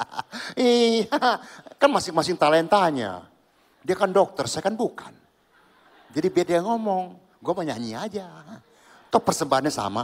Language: Indonesian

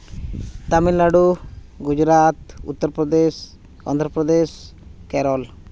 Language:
Santali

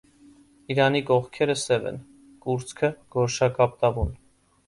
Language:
Armenian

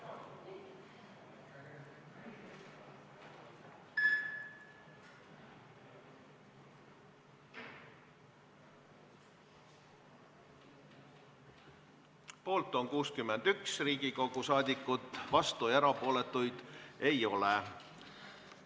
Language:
Estonian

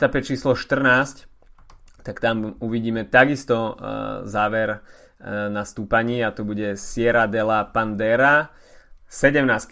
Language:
Slovak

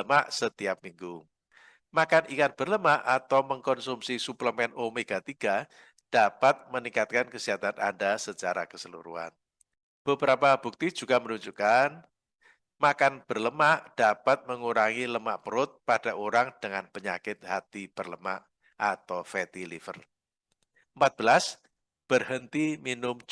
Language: Indonesian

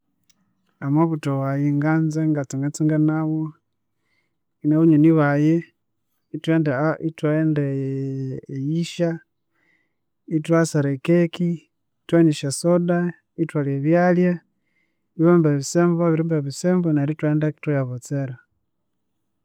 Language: Konzo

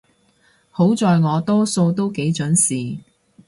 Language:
Cantonese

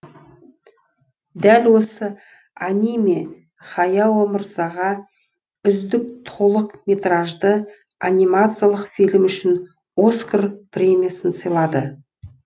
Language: Kazakh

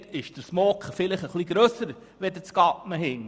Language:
Swiss German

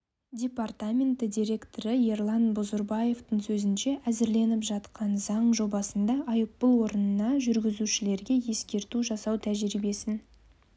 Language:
Kazakh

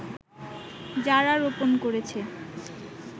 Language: Bangla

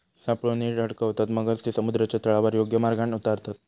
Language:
Marathi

